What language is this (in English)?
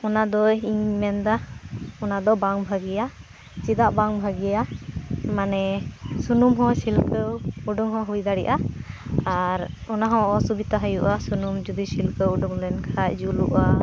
Santali